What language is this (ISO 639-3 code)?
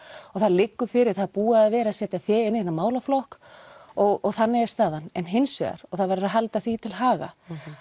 isl